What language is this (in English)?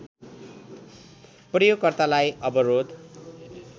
Nepali